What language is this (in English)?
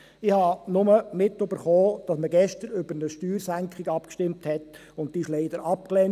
Swiss German